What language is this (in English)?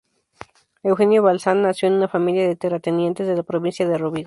Spanish